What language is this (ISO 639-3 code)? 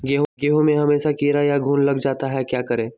mag